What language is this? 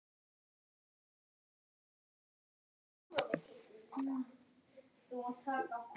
Icelandic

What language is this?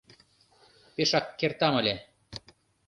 Mari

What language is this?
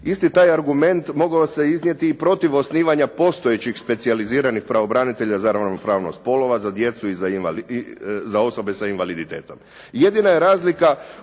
Croatian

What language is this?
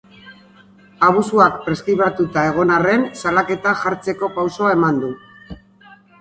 Basque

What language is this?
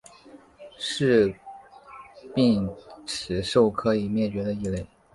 Chinese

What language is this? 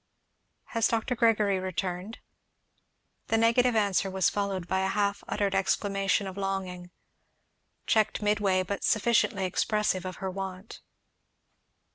English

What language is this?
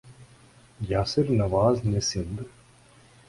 Urdu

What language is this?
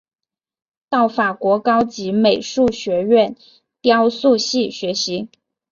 Chinese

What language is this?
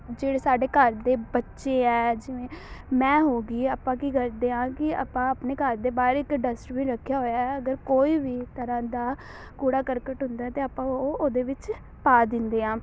Punjabi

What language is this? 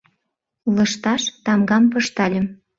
Mari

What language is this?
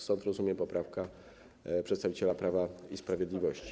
Polish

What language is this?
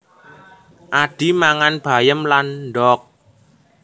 Javanese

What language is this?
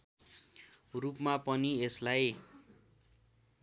Nepali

